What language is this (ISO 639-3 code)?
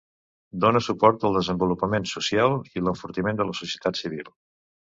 cat